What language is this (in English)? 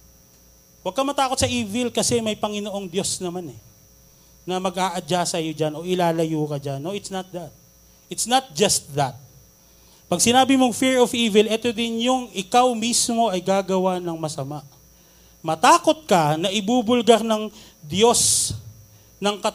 Filipino